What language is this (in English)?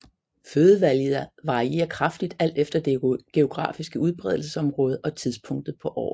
Danish